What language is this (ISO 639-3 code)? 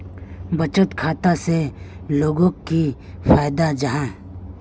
mag